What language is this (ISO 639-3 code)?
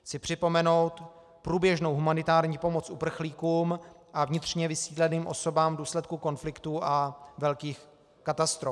ces